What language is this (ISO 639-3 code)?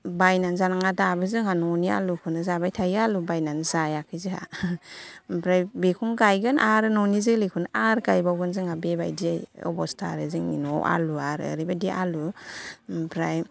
brx